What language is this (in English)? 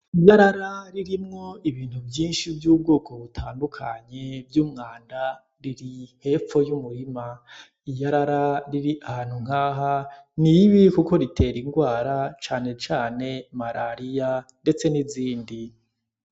Rundi